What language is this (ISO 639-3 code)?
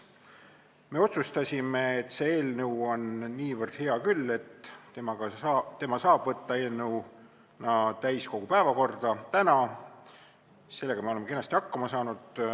est